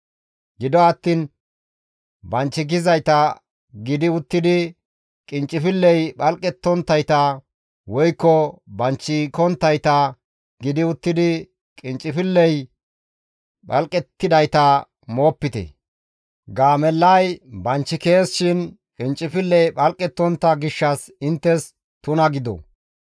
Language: Gamo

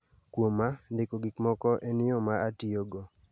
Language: Luo (Kenya and Tanzania)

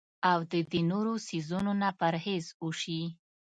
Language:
Pashto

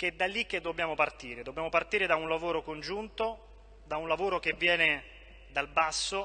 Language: Italian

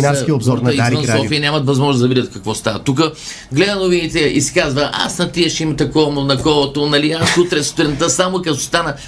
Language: Bulgarian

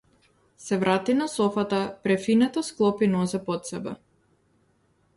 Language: Macedonian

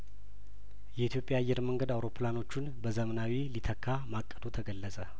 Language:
Amharic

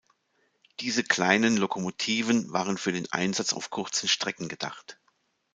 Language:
German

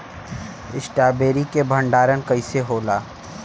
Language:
Bhojpuri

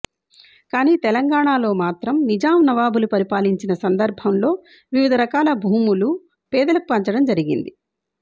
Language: Telugu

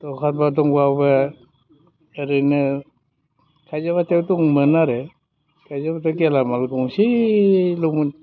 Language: Bodo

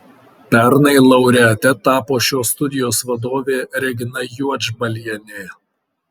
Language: Lithuanian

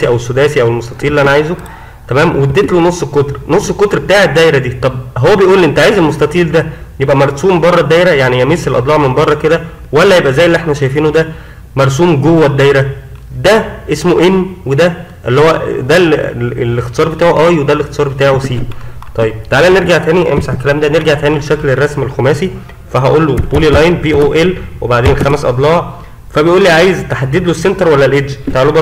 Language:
Arabic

